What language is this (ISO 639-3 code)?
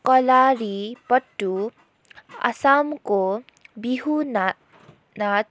nep